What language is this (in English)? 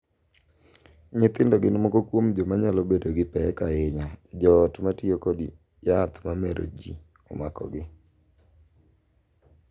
Luo (Kenya and Tanzania)